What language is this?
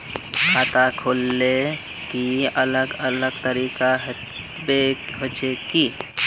Magahi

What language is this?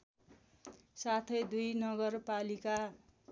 Nepali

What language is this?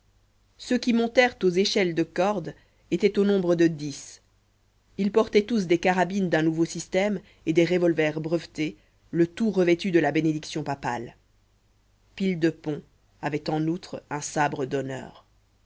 French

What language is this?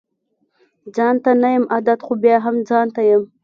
Pashto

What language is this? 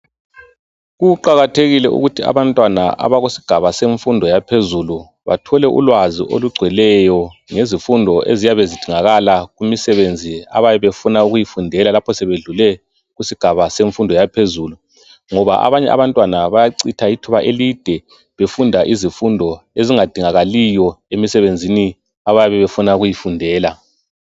North Ndebele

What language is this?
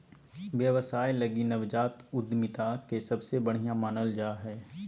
Magahi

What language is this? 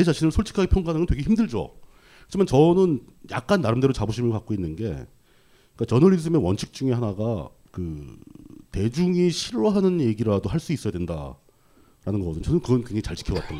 Korean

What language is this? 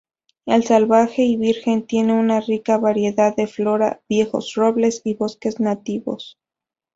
Spanish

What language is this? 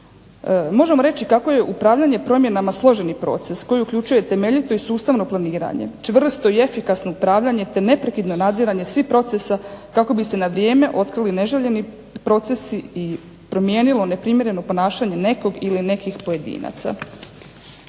Croatian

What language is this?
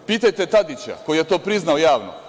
Serbian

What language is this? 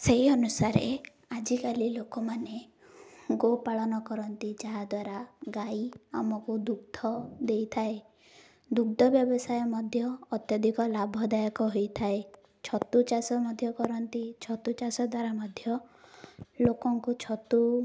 Odia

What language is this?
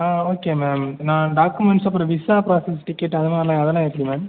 Tamil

